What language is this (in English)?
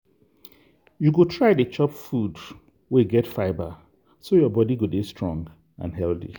Nigerian Pidgin